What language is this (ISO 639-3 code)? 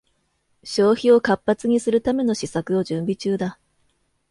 jpn